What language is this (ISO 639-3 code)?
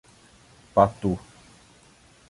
por